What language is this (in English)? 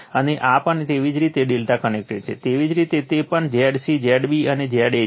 Gujarati